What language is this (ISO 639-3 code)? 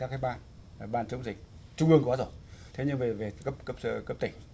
vie